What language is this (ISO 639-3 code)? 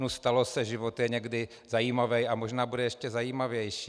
ces